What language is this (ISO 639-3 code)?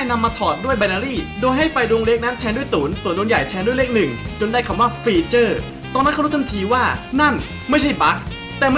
tha